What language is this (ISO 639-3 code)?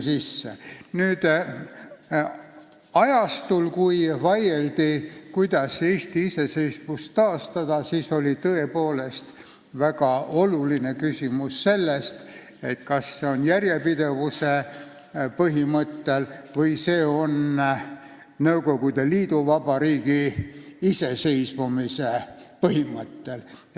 est